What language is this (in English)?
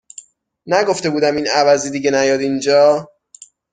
Persian